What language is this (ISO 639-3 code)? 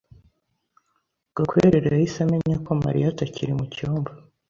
kin